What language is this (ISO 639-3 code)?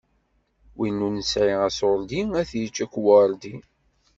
kab